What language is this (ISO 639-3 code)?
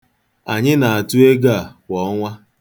ibo